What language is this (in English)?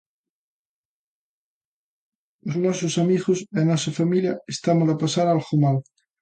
Galician